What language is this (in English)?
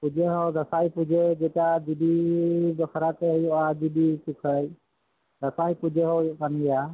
Santali